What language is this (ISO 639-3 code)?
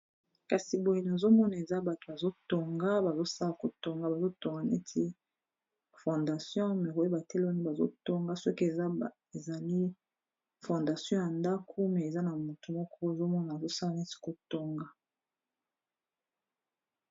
lin